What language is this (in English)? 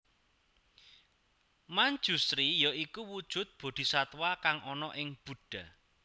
Javanese